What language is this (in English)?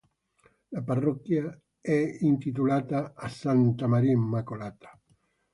Italian